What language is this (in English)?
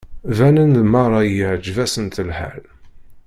Kabyle